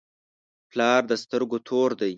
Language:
Pashto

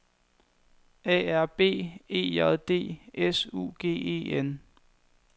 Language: Danish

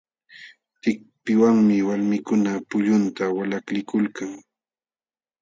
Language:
Jauja Wanca Quechua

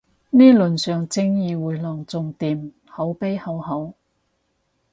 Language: Cantonese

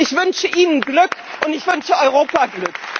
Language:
German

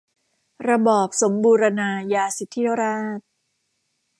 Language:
Thai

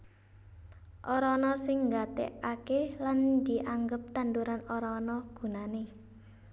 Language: Javanese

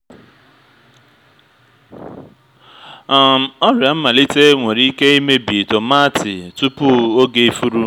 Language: Igbo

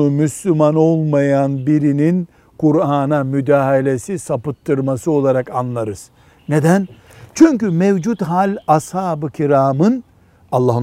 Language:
Turkish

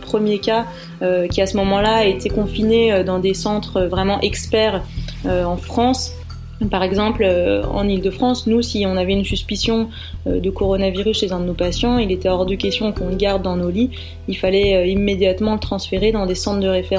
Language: French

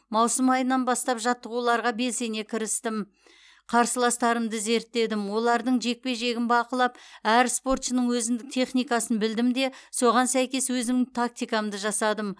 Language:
Kazakh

